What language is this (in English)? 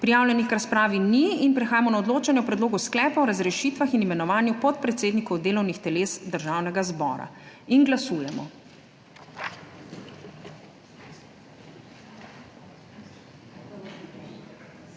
Slovenian